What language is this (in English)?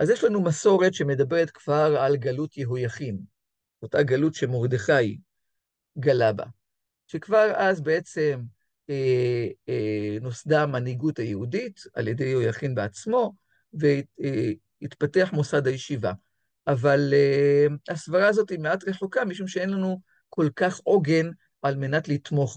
Hebrew